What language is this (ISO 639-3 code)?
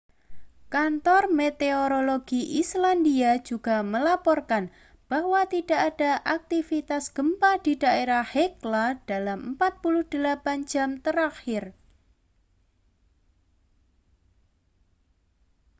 ind